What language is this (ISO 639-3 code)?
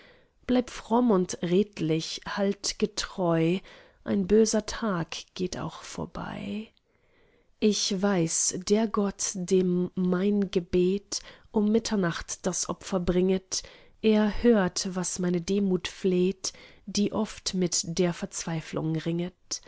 deu